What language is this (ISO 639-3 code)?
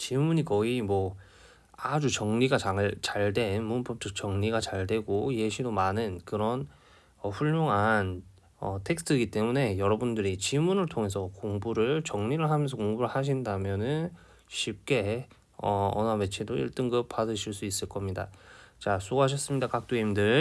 kor